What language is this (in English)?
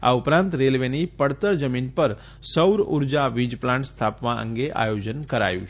Gujarati